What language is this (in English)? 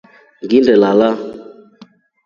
Rombo